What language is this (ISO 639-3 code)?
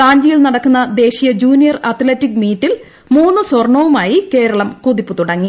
mal